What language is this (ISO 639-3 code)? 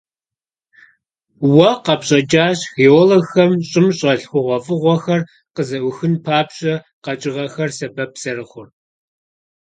kbd